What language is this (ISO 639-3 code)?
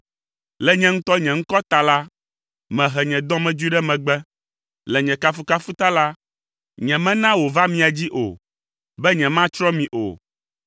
ewe